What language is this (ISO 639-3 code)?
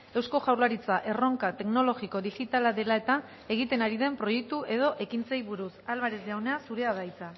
eus